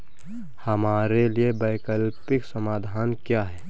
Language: Hindi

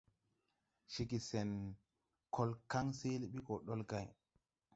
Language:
Tupuri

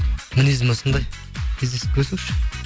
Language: Kazakh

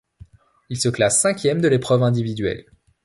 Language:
French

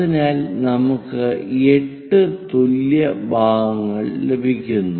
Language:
Malayalam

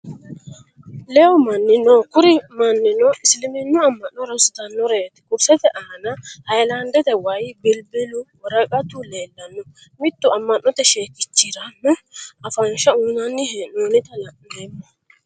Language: Sidamo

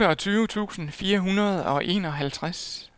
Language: Danish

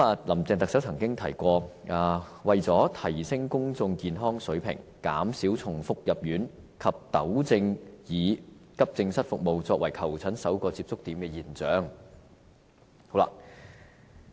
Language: Cantonese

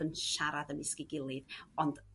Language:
Welsh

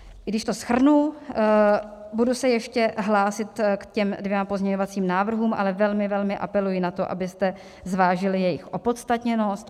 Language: Czech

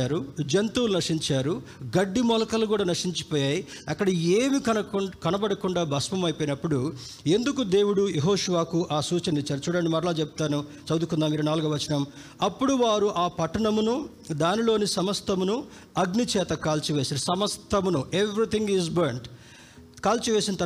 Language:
Telugu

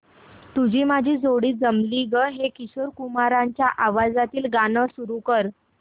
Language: Marathi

